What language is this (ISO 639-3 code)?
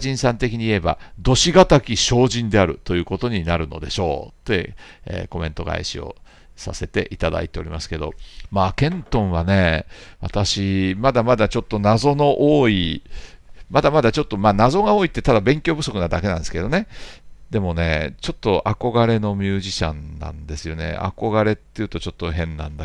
jpn